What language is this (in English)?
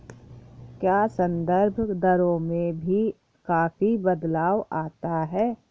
Hindi